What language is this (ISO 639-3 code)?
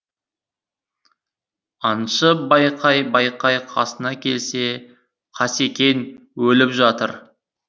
kaz